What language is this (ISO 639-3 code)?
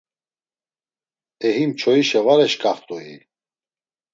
lzz